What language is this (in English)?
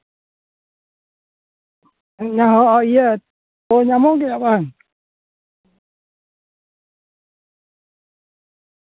Santali